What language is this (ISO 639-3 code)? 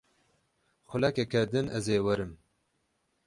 kur